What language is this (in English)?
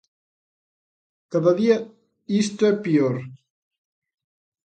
Galician